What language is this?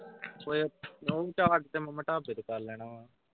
Punjabi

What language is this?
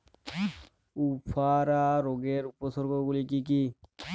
Bangla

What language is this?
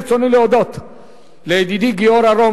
Hebrew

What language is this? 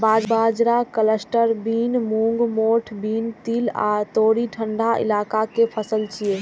Maithili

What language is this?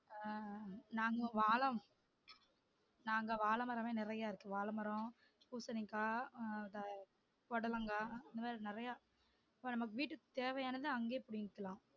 Tamil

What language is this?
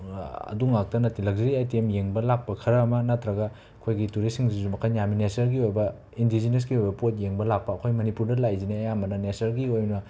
Manipuri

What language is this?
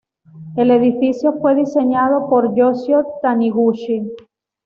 Spanish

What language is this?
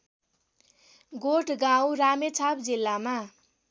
Nepali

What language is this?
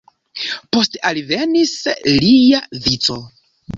Esperanto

